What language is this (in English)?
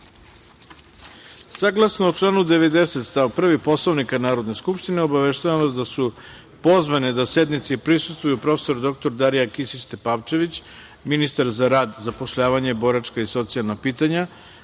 Serbian